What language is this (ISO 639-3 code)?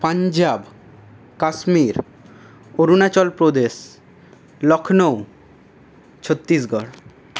ben